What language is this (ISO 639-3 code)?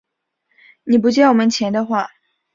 zho